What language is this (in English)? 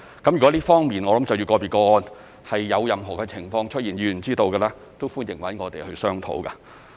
Cantonese